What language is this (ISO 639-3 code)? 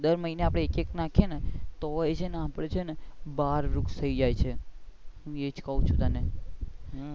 guj